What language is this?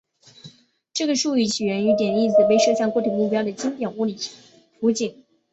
Chinese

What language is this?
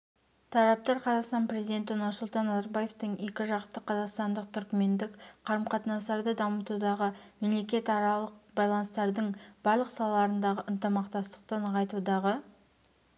Kazakh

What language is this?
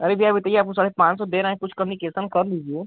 Hindi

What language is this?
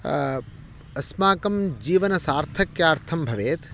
Sanskrit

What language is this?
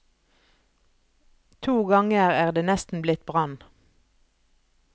Norwegian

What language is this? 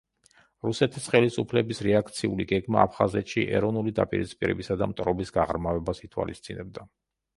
Georgian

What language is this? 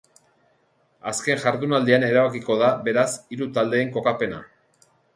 Basque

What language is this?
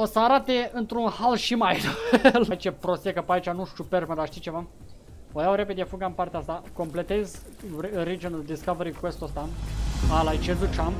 Romanian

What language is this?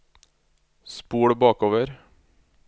Norwegian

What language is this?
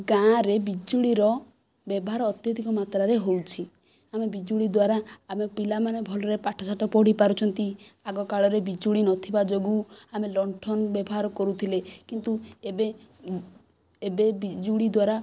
Odia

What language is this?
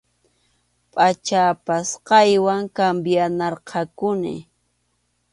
Arequipa-La Unión Quechua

